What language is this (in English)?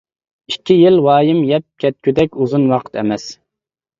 Uyghur